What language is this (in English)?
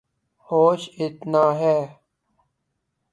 Urdu